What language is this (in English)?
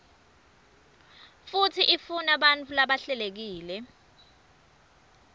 Swati